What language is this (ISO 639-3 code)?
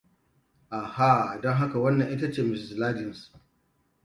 hau